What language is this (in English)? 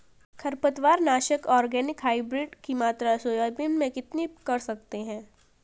Hindi